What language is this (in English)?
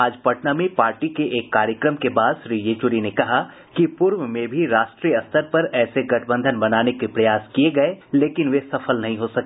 Hindi